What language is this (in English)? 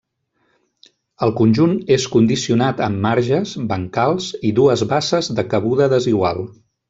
Catalan